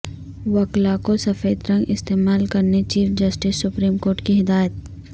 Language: Urdu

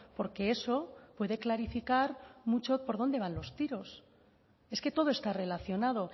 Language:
Spanish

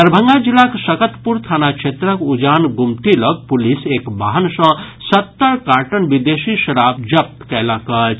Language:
Maithili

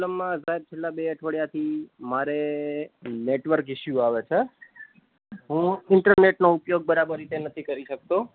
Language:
Gujarati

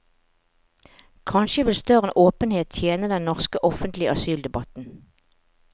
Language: Norwegian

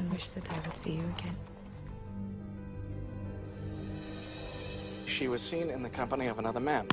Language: English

